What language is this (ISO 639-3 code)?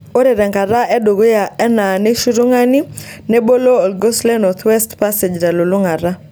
mas